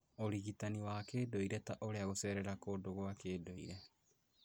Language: Kikuyu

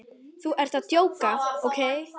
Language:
Icelandic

